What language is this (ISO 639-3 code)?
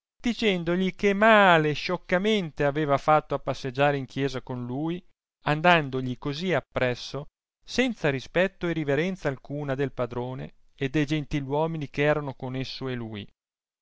ita